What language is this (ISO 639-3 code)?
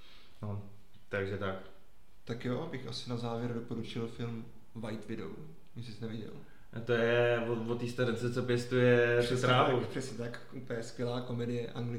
ces